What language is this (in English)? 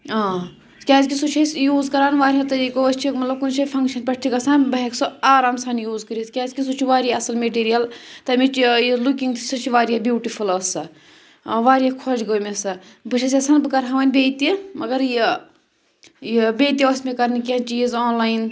Kashmiri